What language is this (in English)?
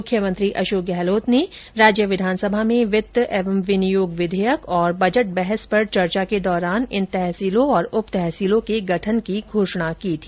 Hindi